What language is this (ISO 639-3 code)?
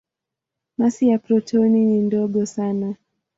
swa